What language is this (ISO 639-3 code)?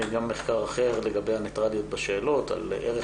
heb